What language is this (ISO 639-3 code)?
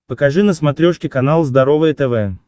rus